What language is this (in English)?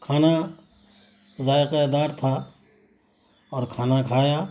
Urdu